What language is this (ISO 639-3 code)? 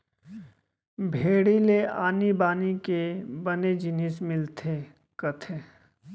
hne